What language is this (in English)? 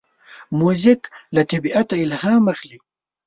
Pashto